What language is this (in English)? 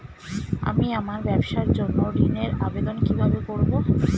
Bangla